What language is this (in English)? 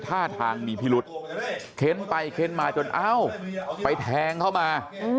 Thai